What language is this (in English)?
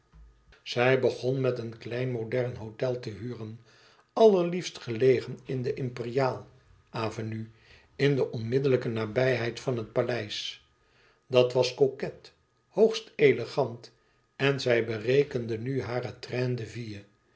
Dutch